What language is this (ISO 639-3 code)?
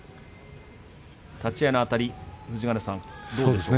jpn